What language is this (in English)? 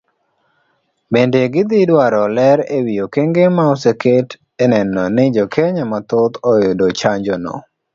Luo (Kenya and Tanzania)